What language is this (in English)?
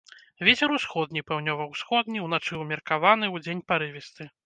Belarusian